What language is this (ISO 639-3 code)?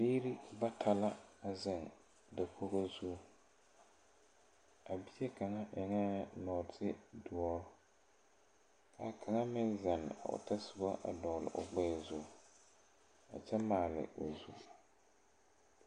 dga